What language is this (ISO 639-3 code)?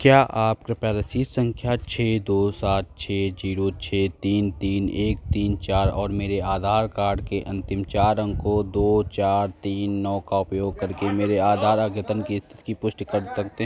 hin